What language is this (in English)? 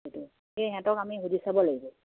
Assamese